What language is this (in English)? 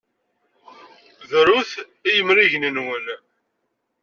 Kabyle